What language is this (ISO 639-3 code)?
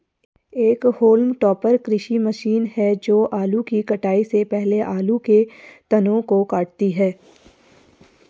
hin